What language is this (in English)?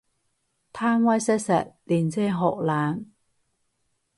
Cantonese